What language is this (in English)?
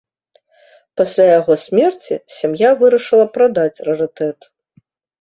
Belarusian